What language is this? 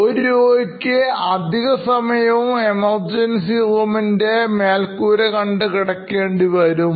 Malayalam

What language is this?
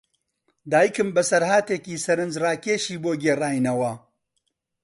Central Kurdish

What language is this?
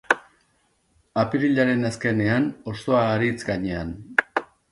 Basque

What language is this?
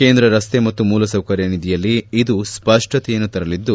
Kannada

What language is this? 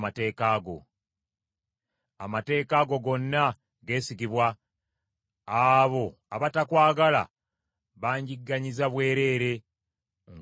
Ganda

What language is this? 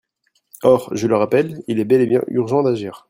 French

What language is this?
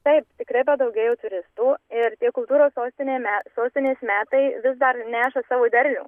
Lithuanian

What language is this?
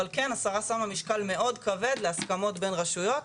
Hebrew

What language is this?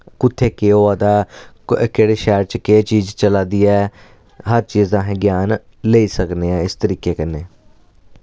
Dogri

